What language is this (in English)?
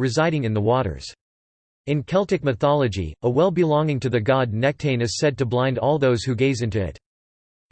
English